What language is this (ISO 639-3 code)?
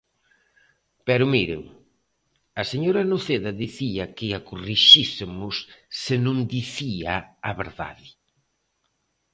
glg